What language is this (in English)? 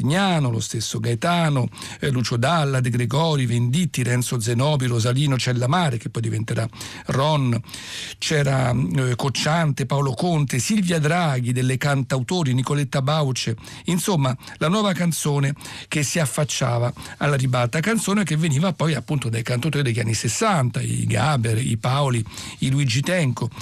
Italian